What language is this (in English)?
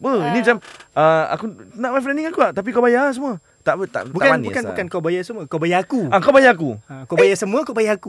Malay